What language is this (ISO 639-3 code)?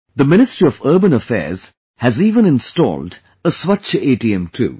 eng